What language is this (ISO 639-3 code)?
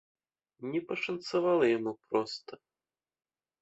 bel